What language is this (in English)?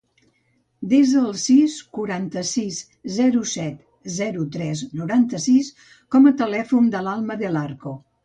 Catalan